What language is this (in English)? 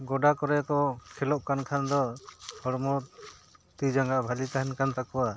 Santali